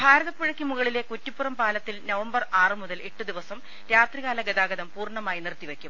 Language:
Malayalam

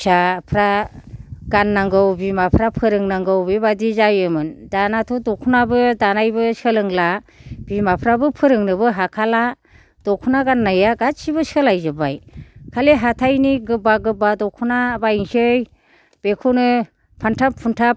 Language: Bodo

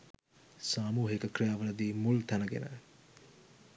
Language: Sinhala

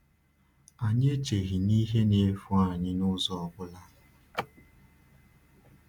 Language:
Igbo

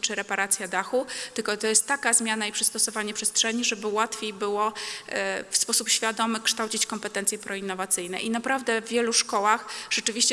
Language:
Polish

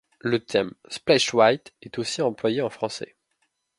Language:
French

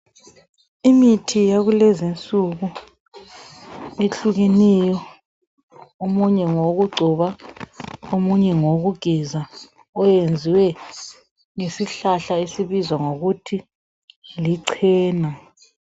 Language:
North Ndebele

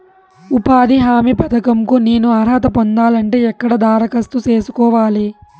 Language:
Telugu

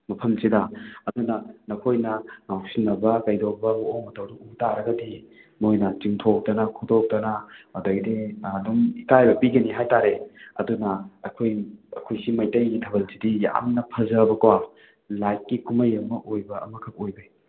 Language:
Manipuri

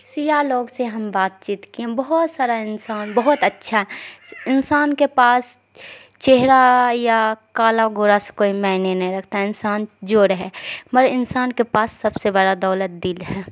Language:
Urdu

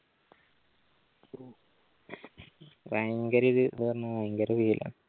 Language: Malayalam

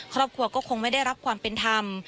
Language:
Thai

